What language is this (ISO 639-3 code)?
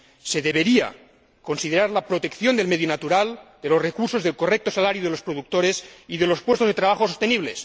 spa